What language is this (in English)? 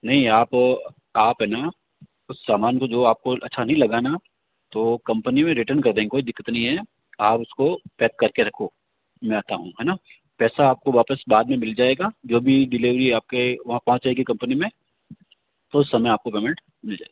Hindi